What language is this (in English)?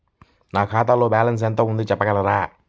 Telugu